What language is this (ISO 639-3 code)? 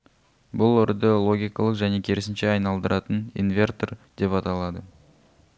kaz